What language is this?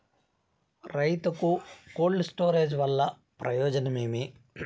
Telugu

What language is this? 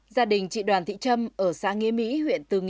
Vietnamese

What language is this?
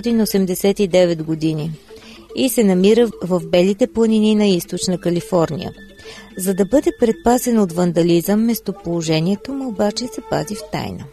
Bulgarian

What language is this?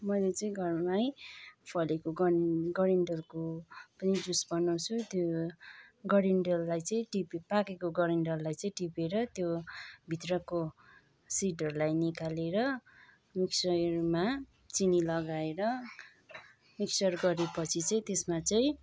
Nepali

